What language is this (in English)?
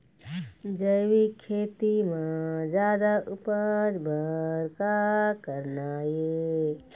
Chhattisgarhi